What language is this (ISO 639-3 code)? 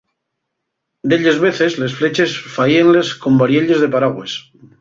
ast